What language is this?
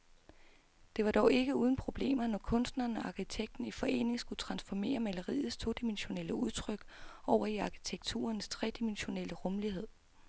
Danish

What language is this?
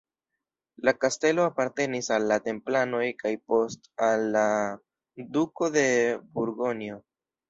Esperanto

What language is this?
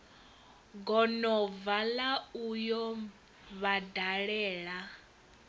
Venda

